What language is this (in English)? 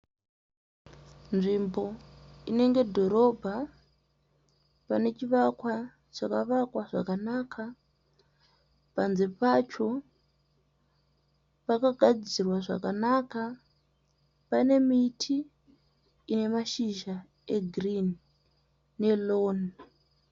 Shona